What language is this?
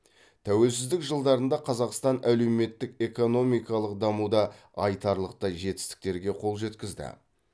Kazakh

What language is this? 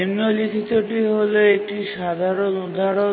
Bangla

